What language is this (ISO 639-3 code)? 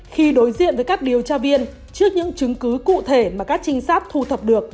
vie